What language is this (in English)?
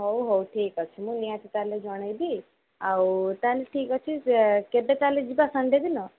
Odia